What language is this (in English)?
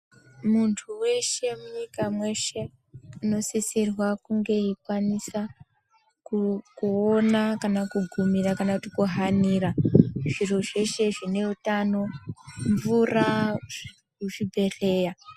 Ndau